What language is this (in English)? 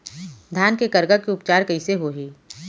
Chhattisgarhi